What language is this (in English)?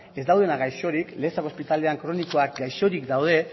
Basque